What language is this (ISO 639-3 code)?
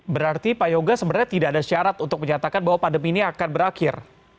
ind